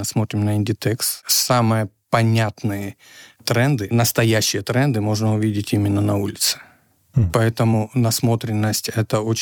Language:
Russian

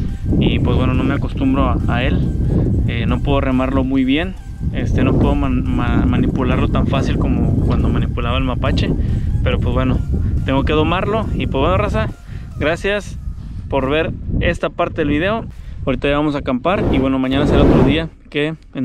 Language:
Spanish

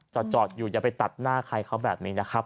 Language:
Thai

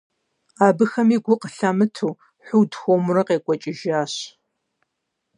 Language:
Kabardian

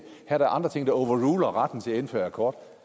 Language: Danish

